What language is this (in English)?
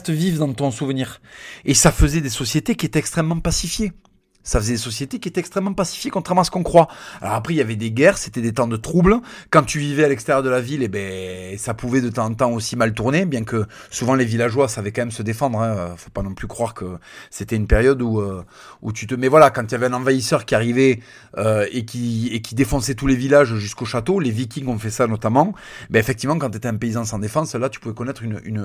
French